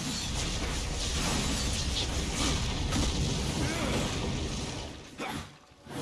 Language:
Russian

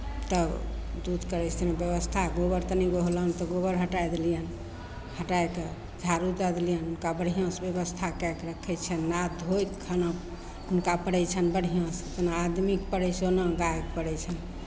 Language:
Maithili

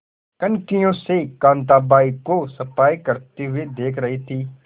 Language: Hindi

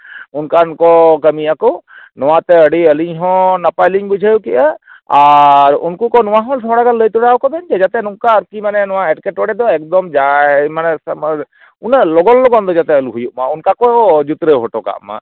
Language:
Santali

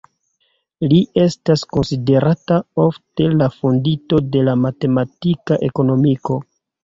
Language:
Esperanto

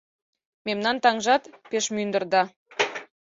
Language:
Mari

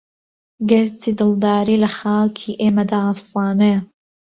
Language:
Central Kurdish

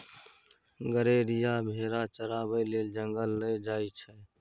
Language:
Maithili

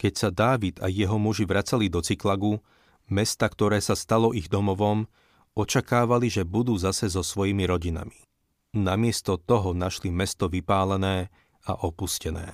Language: Slovak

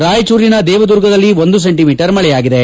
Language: Kannada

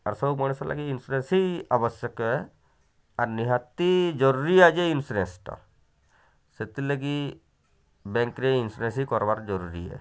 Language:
Odia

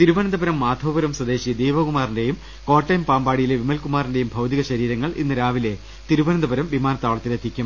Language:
Malayalam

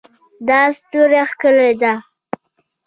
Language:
Pashto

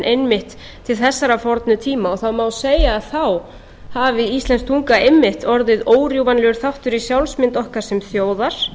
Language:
Icelandic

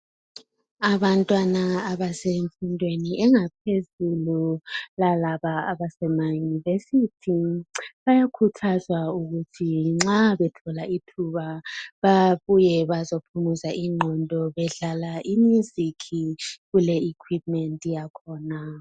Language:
North Ndebele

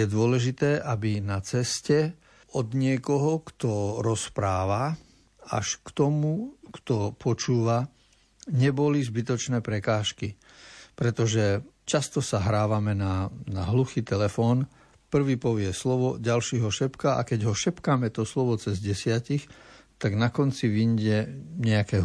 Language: Slovak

